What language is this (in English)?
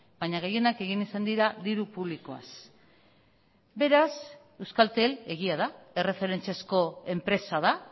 Basque